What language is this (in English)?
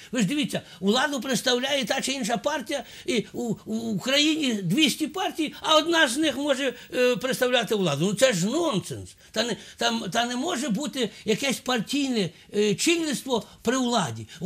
Ukrainian